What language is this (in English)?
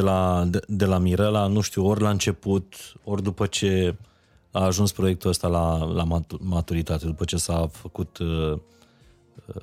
Romanian